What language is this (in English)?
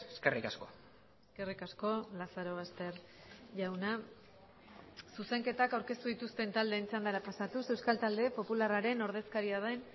Basque